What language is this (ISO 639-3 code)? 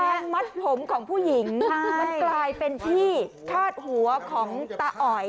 tha